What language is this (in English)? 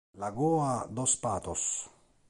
Italian